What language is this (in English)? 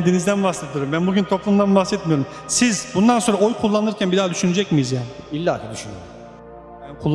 Turkish